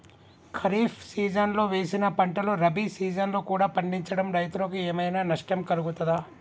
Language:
Telugu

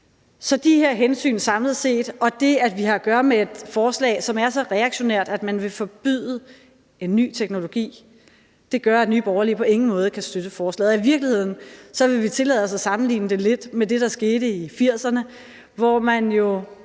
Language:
Danish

